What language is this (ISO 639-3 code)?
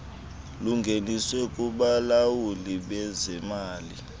xho